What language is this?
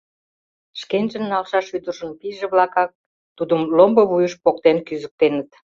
Mari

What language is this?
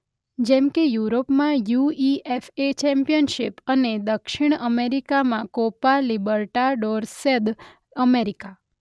Gujarati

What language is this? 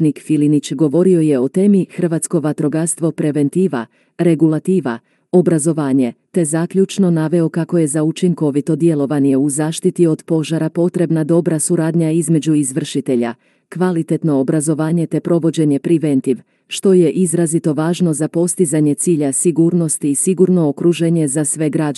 Croatian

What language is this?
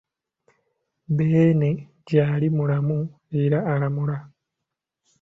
Ganda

